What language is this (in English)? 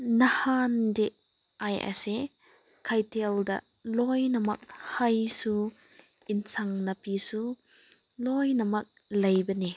Manipuri